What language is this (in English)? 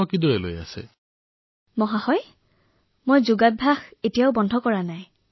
Assamese